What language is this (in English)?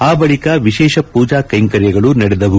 Kannada